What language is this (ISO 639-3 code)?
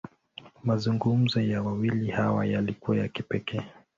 swa